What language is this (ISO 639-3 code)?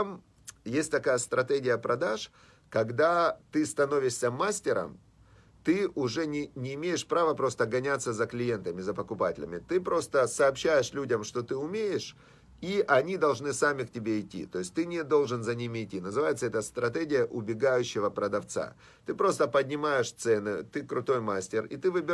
rus